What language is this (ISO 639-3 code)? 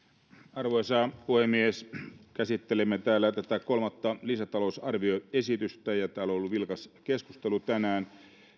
fin